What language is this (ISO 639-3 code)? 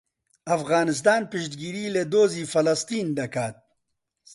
ckb